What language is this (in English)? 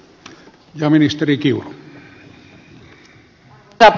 Finnish